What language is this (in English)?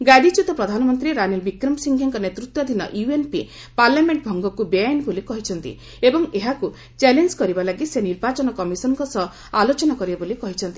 Odia